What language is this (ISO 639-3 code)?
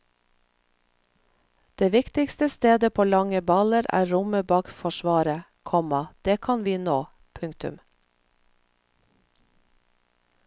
nor